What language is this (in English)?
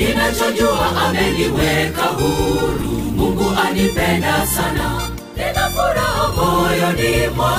Swahili